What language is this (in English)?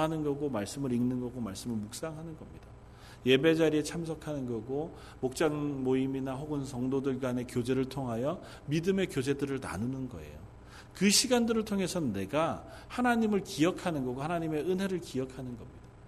Korean